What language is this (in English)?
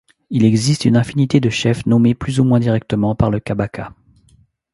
French